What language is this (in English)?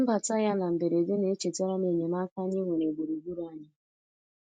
Igbo